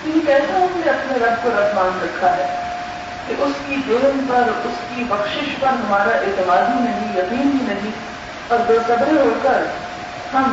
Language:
Urdu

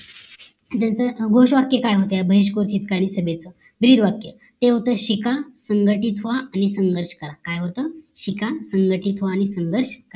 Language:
Marathi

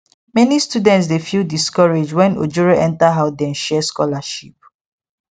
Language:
Nigerian Pidgin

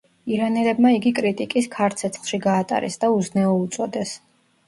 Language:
Georgian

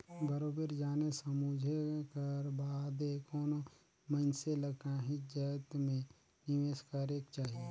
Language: Chhattisgarhi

